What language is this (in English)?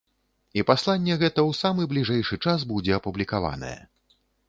Belarusian